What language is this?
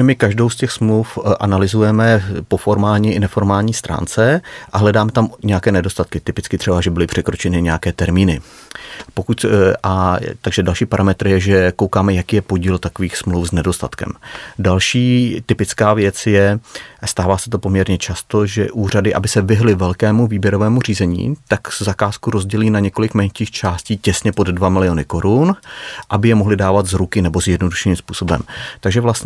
Czech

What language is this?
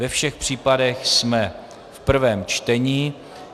Czech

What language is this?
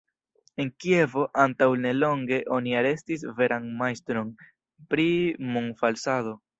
Esperanto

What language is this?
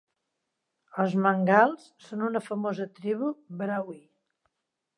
Catalan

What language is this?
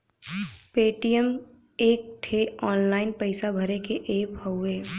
Bhojpuri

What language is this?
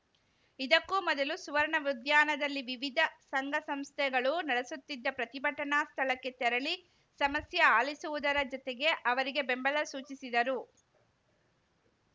Kannada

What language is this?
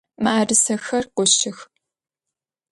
Adyghe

